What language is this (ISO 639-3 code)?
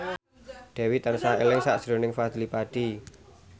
jav